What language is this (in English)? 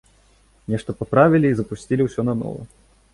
Belarusian